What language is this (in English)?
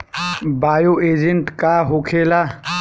Bhojpuri